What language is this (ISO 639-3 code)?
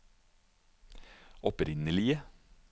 nor